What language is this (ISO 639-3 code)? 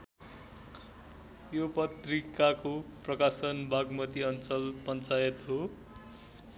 nep